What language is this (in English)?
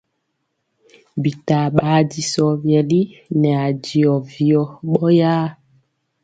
Mpiemo